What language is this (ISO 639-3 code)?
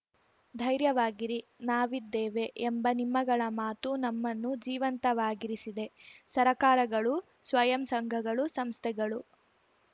kan